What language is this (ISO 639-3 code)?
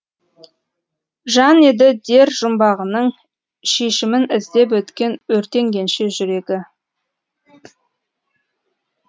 kaz